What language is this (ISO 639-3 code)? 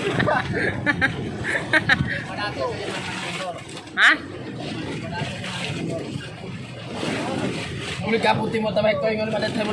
ind